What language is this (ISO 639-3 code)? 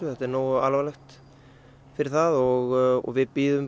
isl